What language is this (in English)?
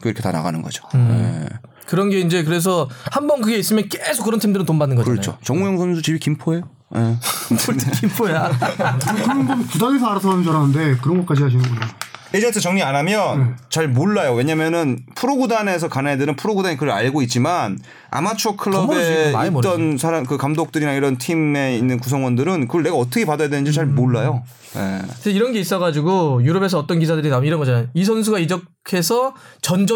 Korean